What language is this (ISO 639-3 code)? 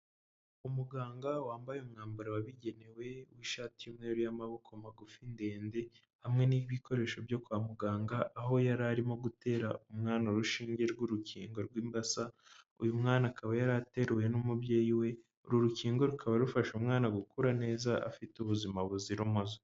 kin